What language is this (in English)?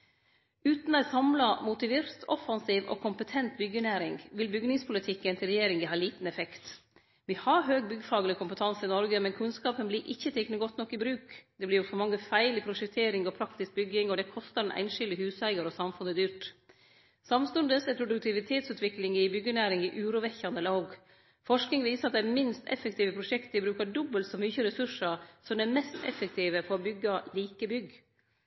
Norwegian Nynorsk